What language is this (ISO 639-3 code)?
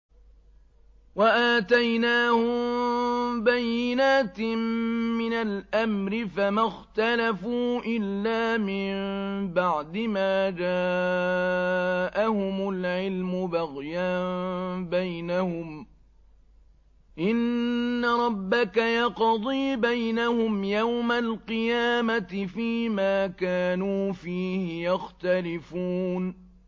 ara